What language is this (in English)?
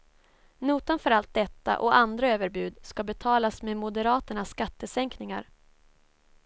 Swedish